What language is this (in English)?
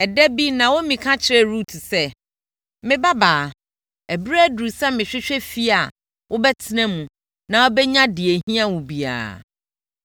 Akan